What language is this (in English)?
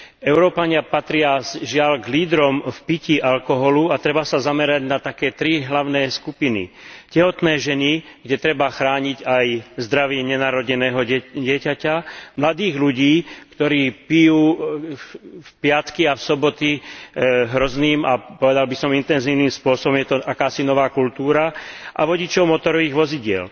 Slovak